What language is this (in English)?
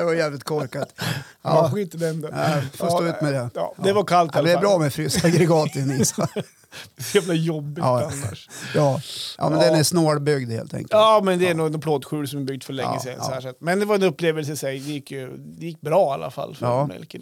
Swedish